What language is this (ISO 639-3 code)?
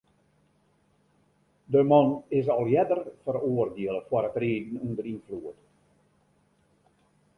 fry